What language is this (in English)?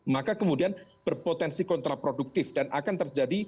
Indonesian